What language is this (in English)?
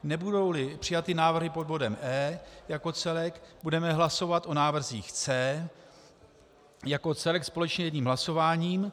Czech